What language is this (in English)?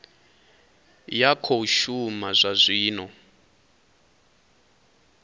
Venda